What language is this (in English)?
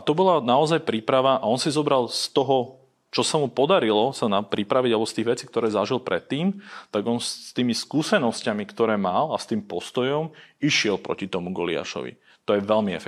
Slovak